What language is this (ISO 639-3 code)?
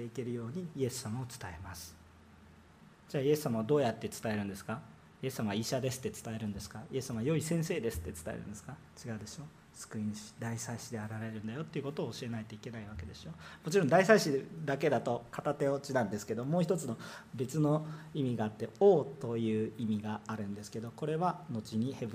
jpn